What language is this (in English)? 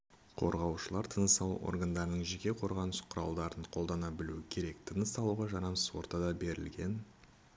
Kazakh